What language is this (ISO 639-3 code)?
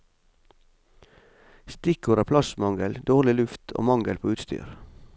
nor